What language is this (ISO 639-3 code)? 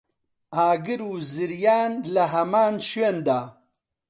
ckb